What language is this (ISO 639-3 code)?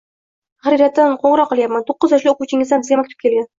uzb